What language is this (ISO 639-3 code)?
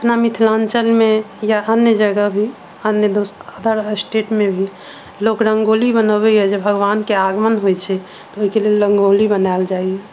mai